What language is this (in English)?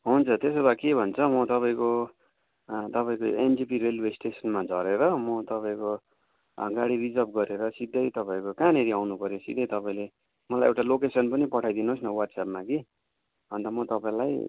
Nepali